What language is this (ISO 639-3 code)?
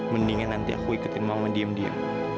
ind